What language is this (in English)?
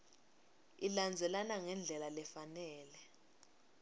Swati